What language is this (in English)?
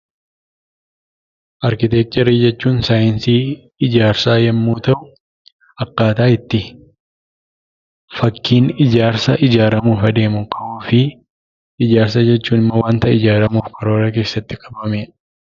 Oromo